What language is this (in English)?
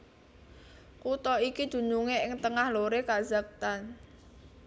Javanese